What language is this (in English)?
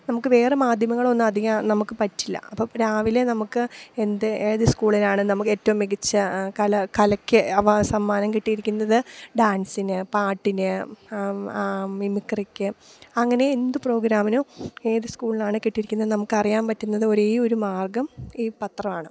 Malayalam